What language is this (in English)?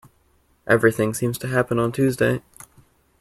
English